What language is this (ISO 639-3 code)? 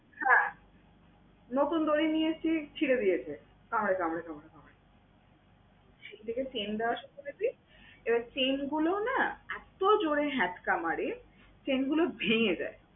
ben